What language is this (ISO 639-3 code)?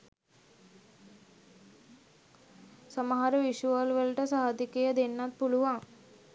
sin